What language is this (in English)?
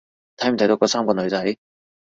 Cantonese